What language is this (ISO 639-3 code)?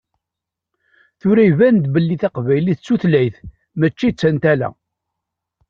kab